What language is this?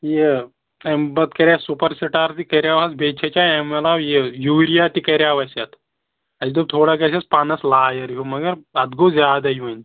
Kashmiri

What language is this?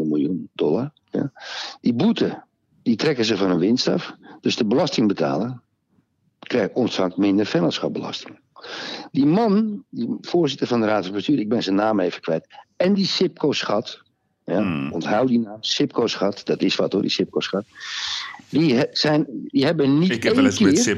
Dutch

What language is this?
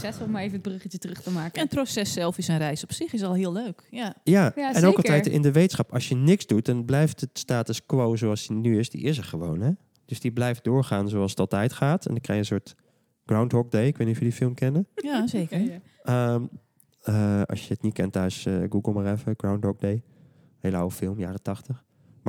Dutch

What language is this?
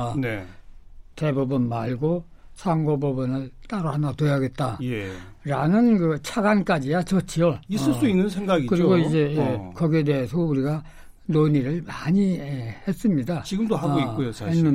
Korean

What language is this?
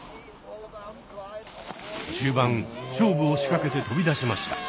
Japanese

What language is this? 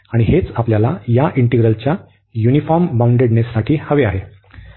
Marathi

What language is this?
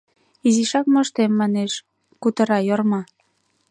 Mari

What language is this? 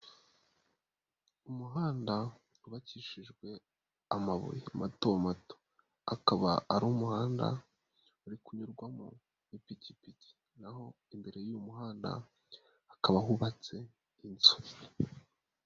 Kinyarwanda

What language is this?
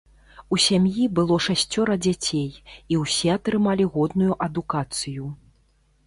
Belarusian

